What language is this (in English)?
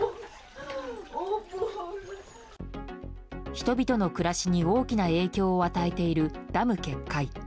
Japanese